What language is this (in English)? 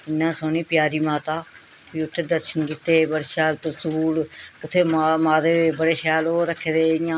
Dogri